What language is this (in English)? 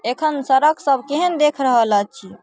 Maithili